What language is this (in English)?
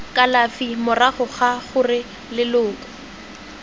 Tswana